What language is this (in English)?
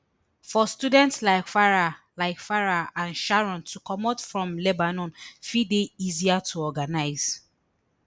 Nigerian Pidgin